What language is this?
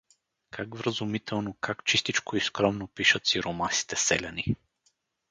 Bulgarian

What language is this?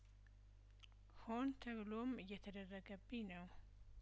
Amharic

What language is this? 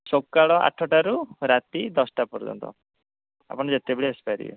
Odia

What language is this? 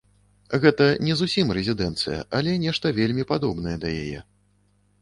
Belarusian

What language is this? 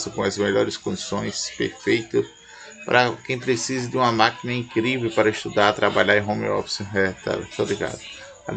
Portuguese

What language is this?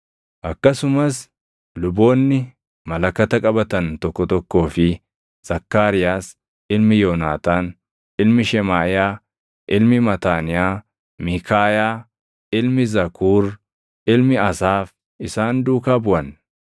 Oromo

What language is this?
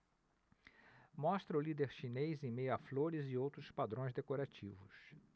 Portuguese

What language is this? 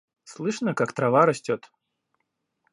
Russian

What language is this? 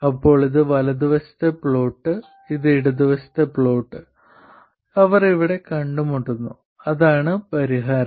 Malayalam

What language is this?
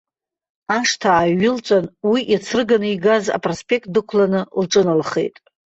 Abkhazian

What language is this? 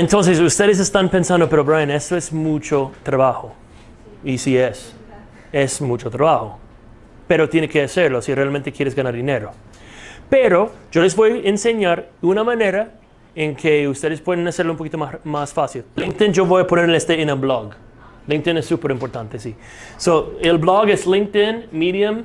Spanish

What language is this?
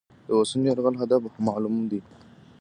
Pashto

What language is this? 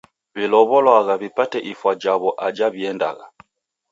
Taita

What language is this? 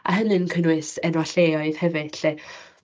Welsh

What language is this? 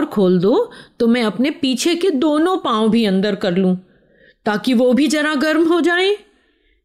Hindi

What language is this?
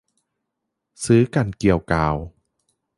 Thai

